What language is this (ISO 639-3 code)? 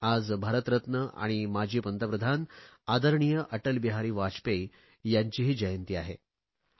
mar